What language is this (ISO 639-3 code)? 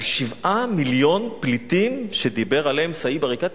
heb